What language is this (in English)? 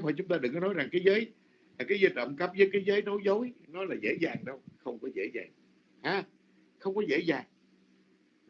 Vietnamese